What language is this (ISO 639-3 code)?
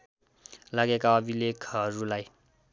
nep